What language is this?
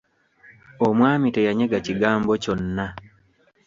Ganda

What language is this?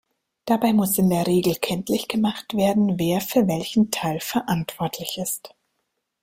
German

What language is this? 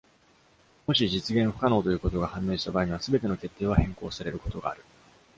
Japanese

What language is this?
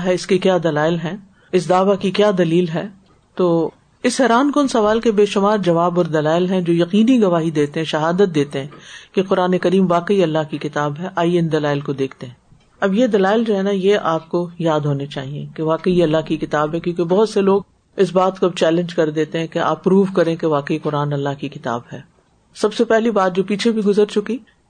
Urdu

